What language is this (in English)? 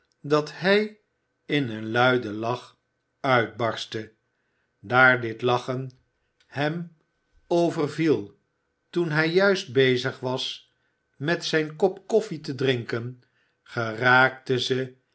Dutch